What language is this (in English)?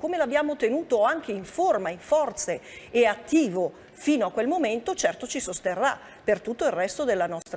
Italian